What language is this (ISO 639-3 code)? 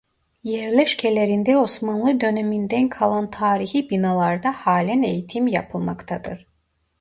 tur